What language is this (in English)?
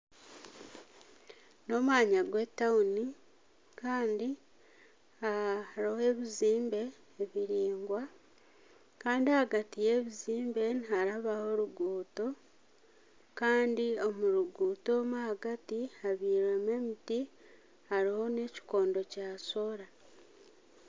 Nyankole